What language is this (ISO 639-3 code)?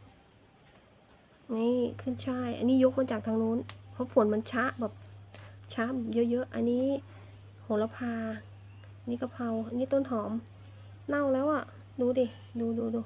tha